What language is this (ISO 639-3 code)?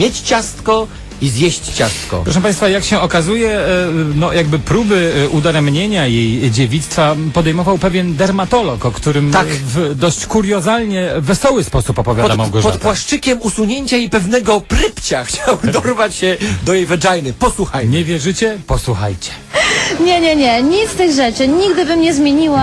pol